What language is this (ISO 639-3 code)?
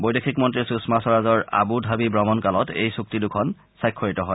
asm